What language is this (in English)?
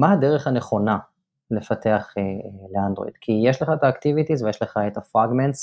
Hebrew